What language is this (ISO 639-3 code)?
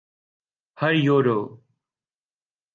urd